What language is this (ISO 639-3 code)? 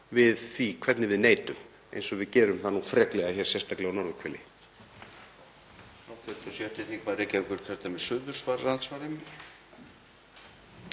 isl